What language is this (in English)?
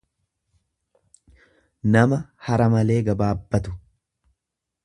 Oromo